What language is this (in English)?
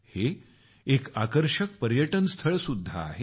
Marathi